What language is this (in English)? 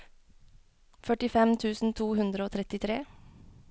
Norwegian